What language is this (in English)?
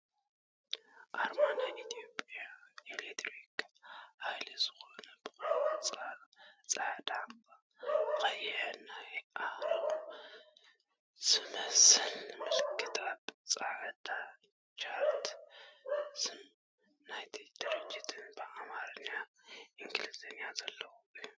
Tigrinya